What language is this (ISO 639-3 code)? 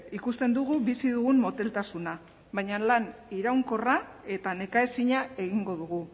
eus